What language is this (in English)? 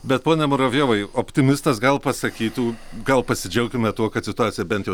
Lithuanian